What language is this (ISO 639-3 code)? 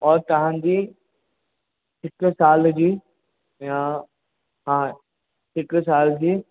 snd